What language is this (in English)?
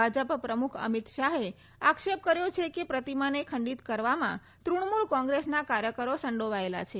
Gujarati